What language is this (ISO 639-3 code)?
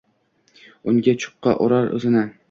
uzb